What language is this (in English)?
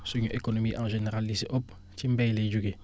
Wolof